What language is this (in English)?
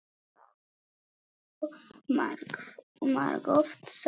Icelandic